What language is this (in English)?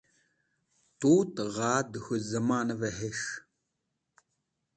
Wakhi